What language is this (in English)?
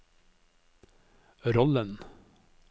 Norwegian